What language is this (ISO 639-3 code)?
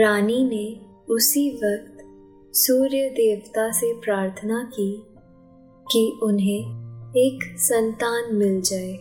hin